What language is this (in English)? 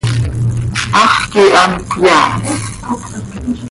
Seri